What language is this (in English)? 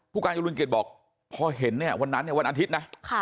Thai